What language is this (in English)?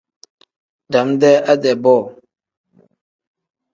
Tem